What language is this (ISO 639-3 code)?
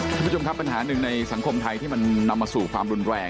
tha